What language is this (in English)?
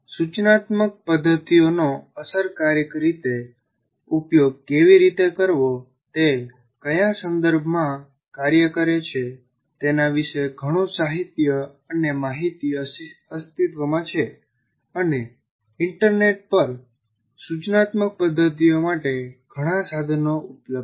Gujarati